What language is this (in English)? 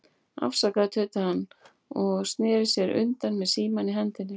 Icelandic